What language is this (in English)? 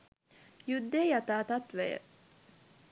Sinhala